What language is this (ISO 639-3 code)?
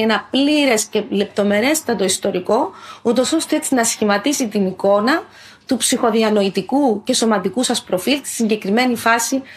ell